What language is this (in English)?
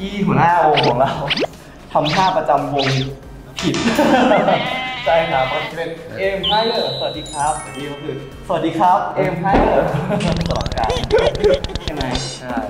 Thai